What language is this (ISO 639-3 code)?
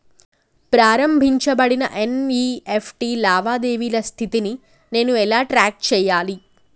tel